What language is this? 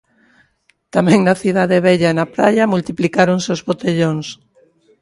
Galician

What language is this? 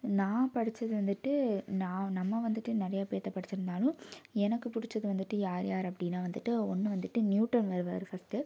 Tamil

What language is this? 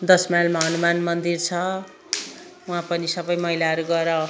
Nepali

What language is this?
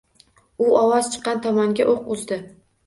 Uzbek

